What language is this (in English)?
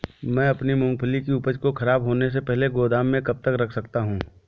Hindi